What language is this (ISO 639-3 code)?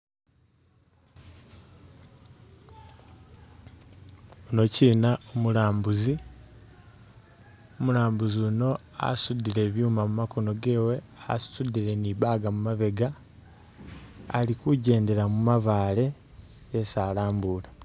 myx